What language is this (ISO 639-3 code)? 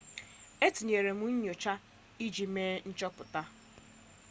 ibo